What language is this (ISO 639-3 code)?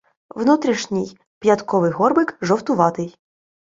ukr